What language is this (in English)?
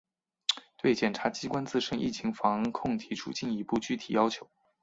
Chinese